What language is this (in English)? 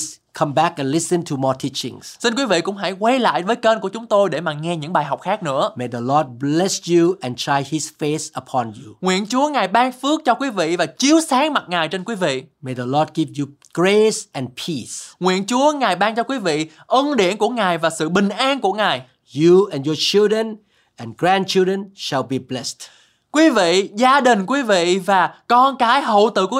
Vietnamese